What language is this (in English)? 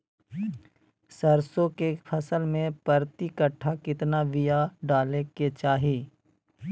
Magahi